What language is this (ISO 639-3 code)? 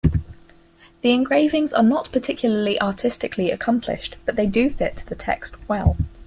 eng